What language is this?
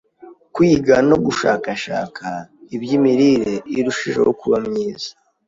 Kinyarwanda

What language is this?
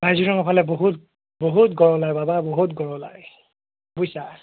Assamese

